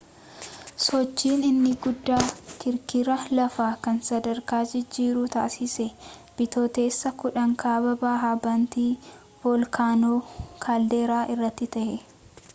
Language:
Oromo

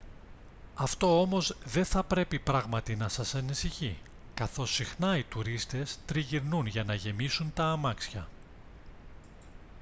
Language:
Greek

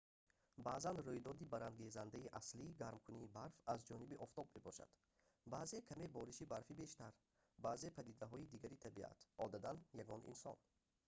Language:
Tajik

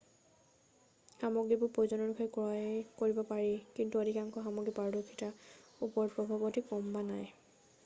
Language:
Assamese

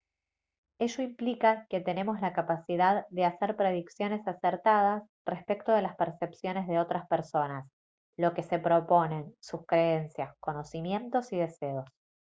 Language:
Spanish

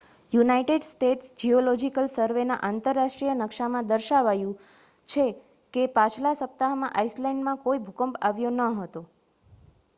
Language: Gujarati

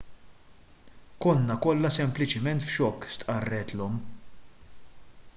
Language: Maltese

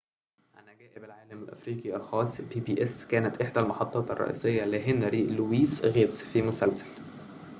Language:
Arabic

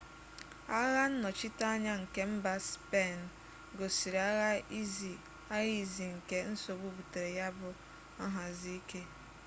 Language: Igbo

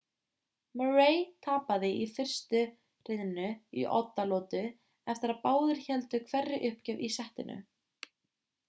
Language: Icelandic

